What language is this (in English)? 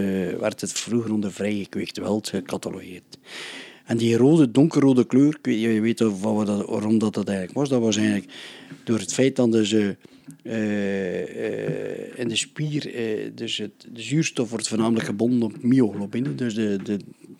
Dutch